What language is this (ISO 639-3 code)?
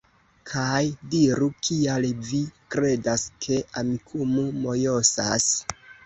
epo